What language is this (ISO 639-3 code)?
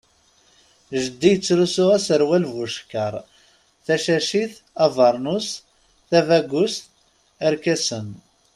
kab